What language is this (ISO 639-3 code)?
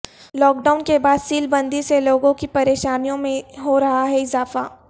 urd